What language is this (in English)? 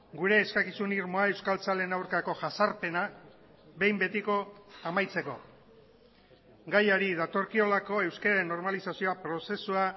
Basque